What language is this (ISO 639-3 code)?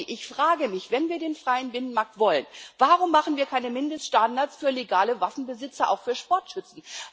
deu